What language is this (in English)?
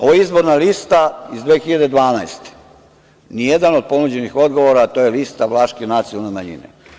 Serbian